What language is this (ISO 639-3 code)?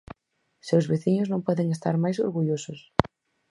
glg